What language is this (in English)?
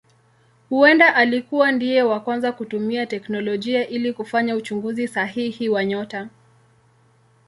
Swahili